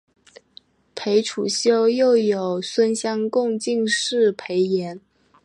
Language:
Chinese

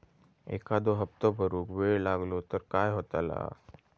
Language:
Marathi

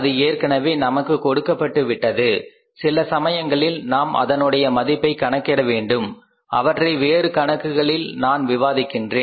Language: Tamil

